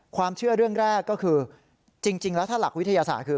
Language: Thai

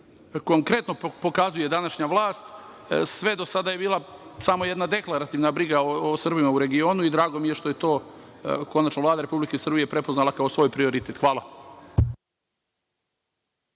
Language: Serbian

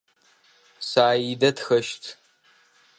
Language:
Adyghe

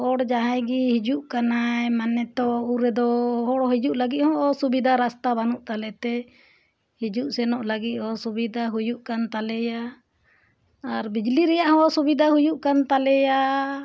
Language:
Santali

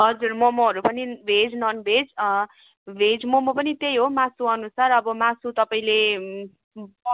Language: Nepali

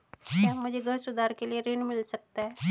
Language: Hindi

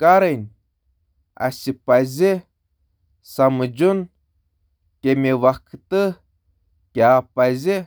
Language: Kashmiri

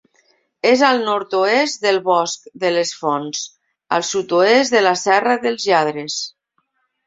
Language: Catalan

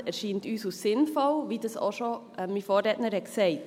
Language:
Swiss German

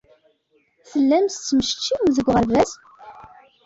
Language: Kabyle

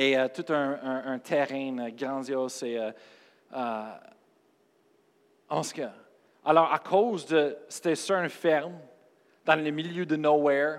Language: French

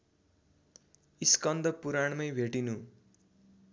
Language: Nepali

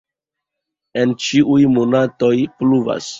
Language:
Esperanto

